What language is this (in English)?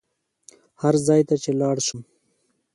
Pashto